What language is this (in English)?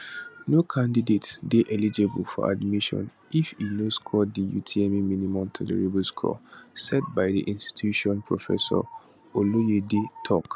Nigerian Pidgin